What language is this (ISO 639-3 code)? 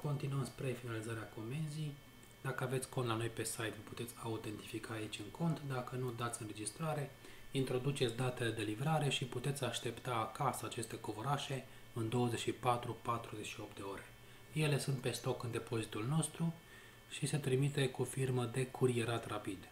ron